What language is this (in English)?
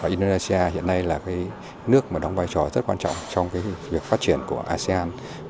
Vietnamese